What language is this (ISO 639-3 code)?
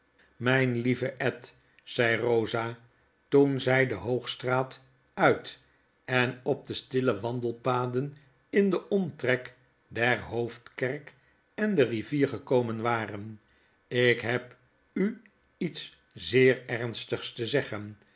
nld